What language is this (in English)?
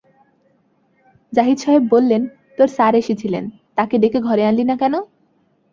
Bangla